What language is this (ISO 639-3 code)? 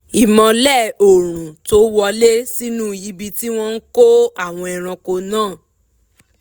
yor